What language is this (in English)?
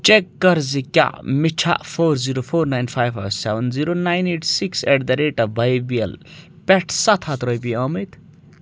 Kashmiri